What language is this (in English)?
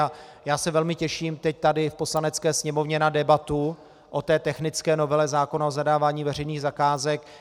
Czech